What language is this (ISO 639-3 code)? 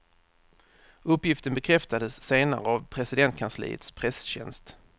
swe